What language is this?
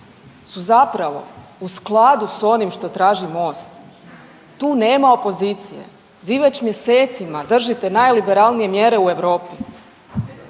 Croatian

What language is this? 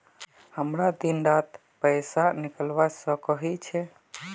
Magahi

